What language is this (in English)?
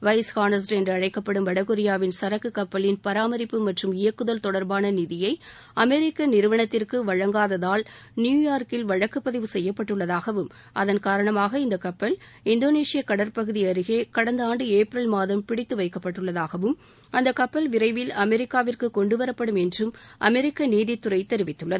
Tamil